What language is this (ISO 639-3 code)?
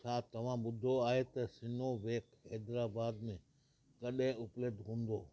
snd